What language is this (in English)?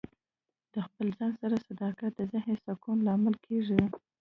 Pashto